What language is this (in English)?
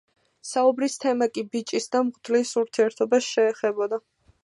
Georgian